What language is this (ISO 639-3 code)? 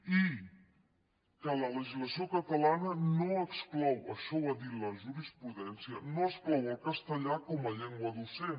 cat